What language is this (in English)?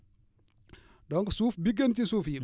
Wolof